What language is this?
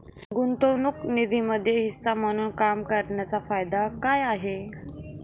Marathi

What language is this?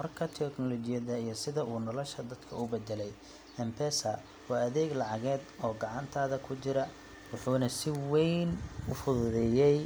Somali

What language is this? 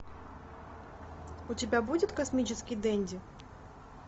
Russian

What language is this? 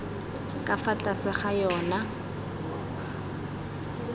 Tswana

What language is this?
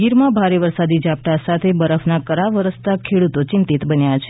Gujarati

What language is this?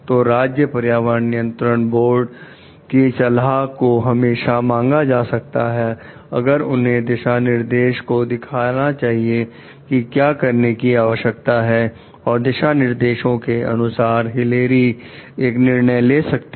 Hindi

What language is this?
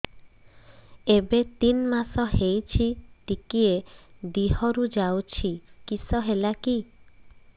Odia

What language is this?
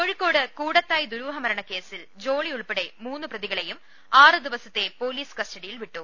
Malayalam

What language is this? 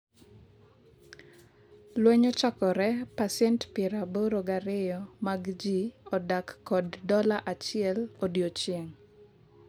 Luo (Kenya and Tanzania)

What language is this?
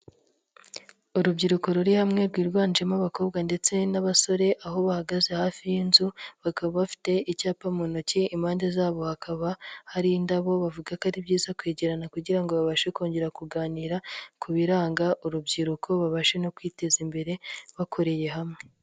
Kinyarwanda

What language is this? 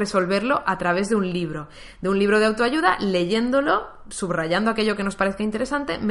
Spanish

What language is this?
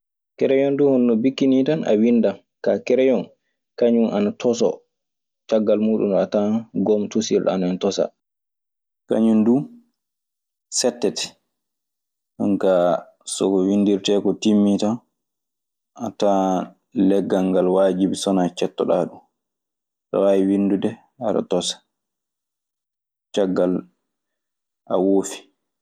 Maasina Fulfulde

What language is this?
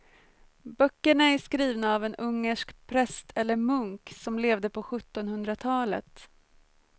Swedish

